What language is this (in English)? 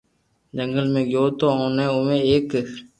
Loarki